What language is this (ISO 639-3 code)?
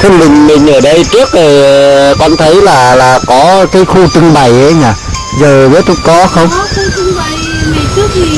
vie